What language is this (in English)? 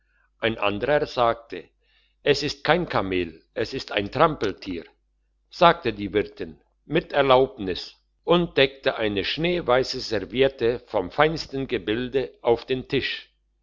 German